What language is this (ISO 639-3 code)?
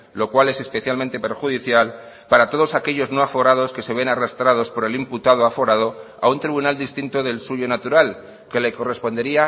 spa